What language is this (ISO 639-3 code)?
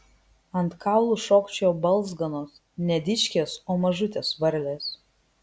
lit